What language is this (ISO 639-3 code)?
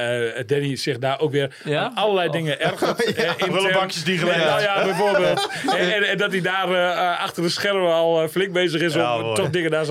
nld